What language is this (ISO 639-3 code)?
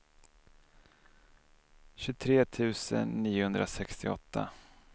swe